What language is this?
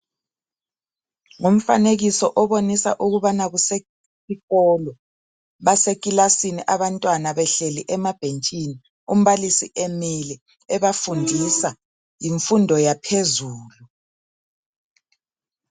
North Ndebele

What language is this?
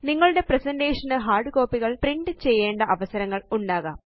Malayalam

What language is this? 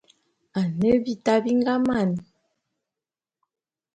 Bulu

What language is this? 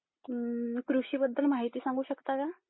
Marathi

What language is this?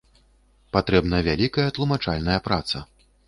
Belarusian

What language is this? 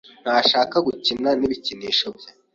Kinyarwanda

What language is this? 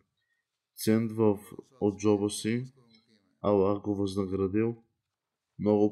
Bulgarian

